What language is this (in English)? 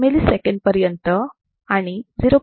Marathi